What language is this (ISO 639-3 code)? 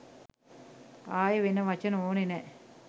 sin